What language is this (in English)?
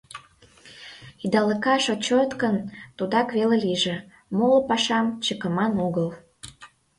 Mari